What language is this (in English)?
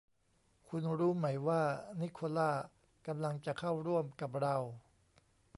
Thai